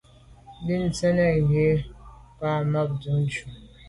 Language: Medumba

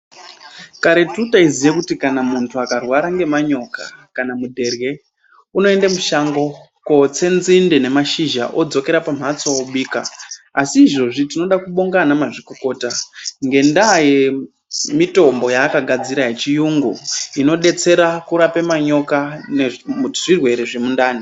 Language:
Ndau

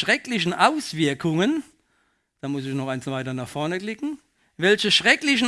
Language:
German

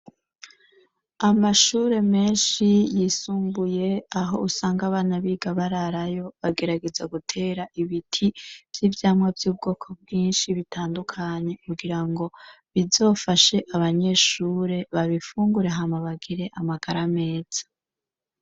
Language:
Rundi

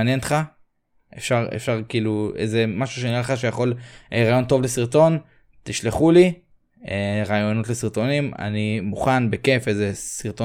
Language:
Hebrew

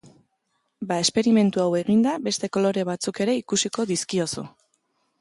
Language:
Basque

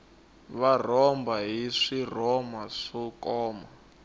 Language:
Tsonga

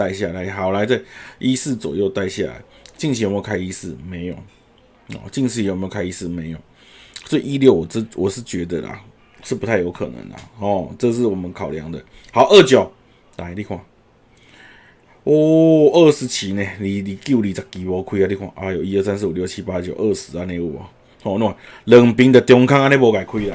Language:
Chinese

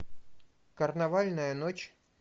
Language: Russian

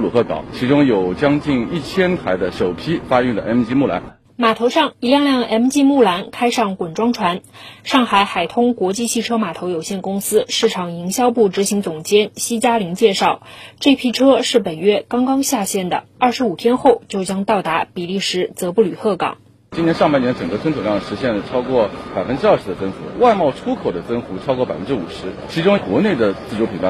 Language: Chinese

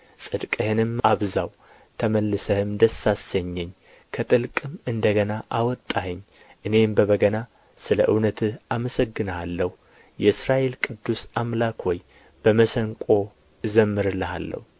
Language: Amharic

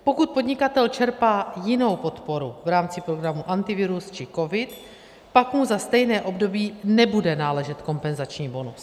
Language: Czech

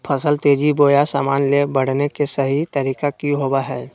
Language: Magahi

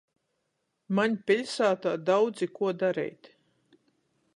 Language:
Latgalian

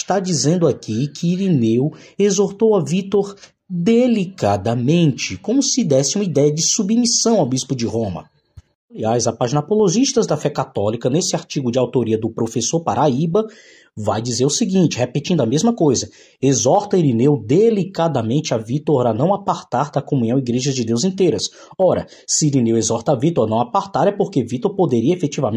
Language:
Portuguese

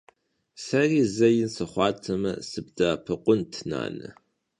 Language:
Kabardian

